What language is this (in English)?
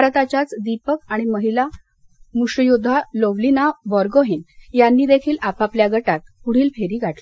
Marathi